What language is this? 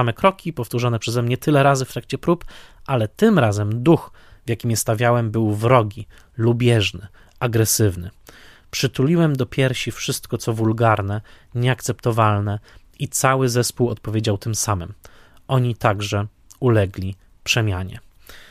Polish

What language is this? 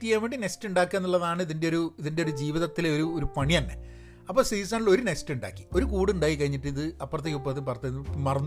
Malayalam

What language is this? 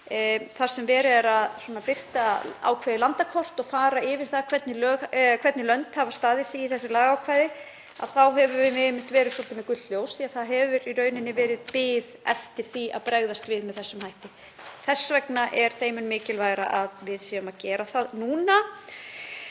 Icelandic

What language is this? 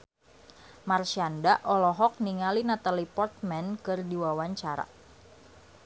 Sundanese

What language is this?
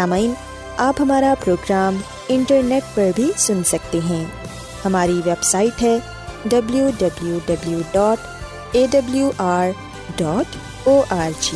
Urdu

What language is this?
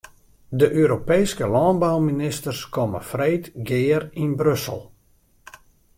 Western Frisian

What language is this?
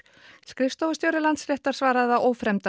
Icelandic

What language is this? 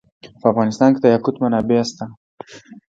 Pashto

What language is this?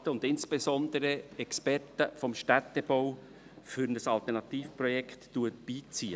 Swiss German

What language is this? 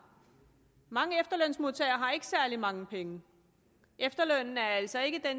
Danish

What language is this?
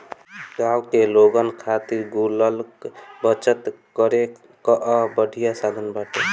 Bhojpuri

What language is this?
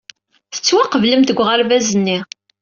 Kabyle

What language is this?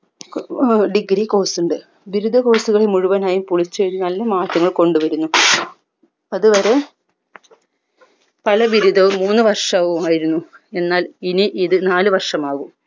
Malayalam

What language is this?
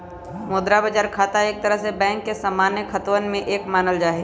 Magahi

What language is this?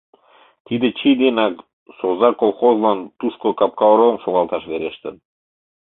Mari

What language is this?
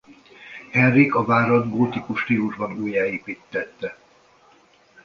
Hungarian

